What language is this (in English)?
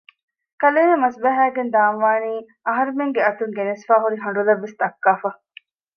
Divehi